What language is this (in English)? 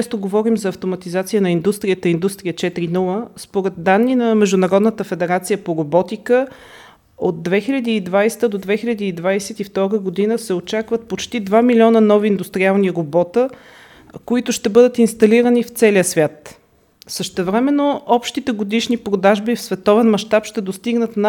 Bulgarian